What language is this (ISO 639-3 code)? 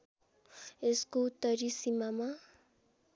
nep